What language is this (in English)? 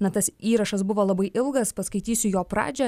Lithuanian